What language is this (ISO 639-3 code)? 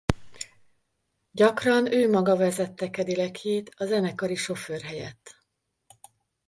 hun